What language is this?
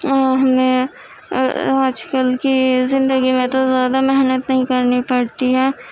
Urdu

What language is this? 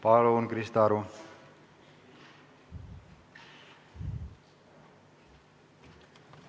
Estonian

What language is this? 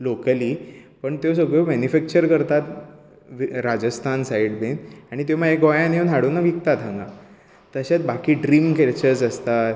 Konkani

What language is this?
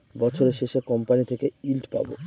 Bangla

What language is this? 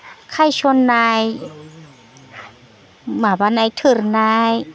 Bodo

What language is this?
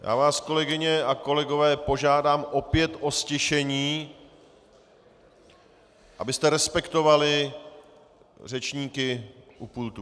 Czech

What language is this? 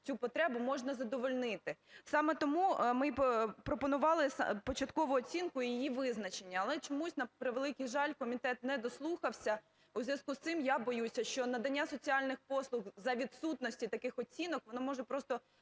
Ukrainian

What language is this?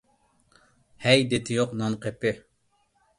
Uyghur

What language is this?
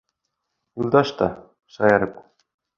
Bashkir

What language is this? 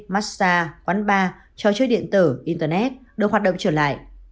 Vietnamese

